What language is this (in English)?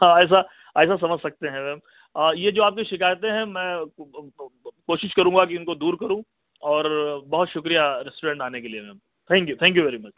Urdu